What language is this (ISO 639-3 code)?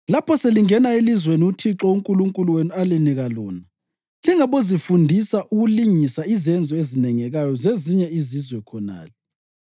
nde